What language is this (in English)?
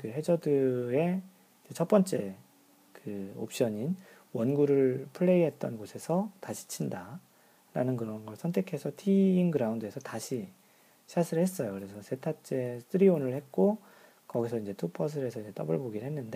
Korean